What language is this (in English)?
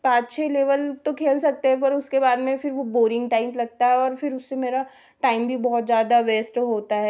Hindi